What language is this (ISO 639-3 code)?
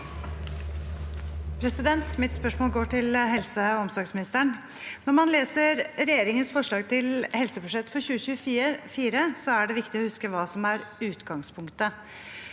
nor